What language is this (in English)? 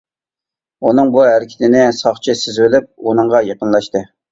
Uyghur